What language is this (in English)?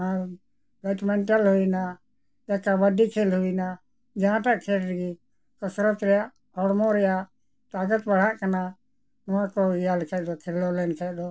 Santali